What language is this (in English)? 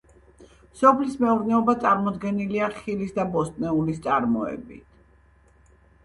Georgian